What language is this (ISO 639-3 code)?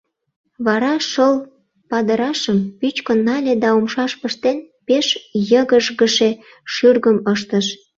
chm